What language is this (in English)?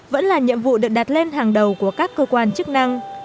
Vietnamese